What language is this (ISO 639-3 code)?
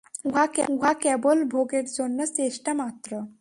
ben